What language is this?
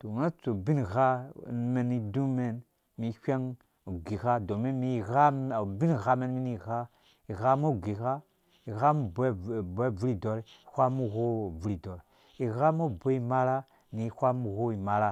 Dũya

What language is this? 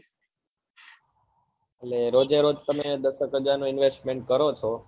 Gujarati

